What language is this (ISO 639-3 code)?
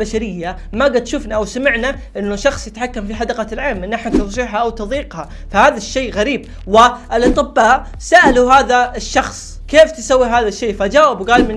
ara